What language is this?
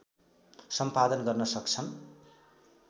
Nepali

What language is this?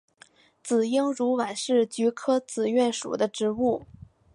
Chinese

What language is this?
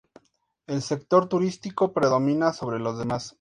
Spanish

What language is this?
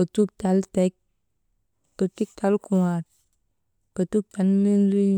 Maba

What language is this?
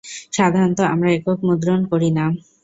Bangla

